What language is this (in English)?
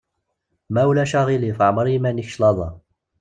Kabyle